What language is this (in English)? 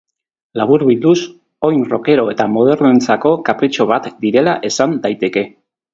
Basque